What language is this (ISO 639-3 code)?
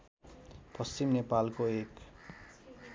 nep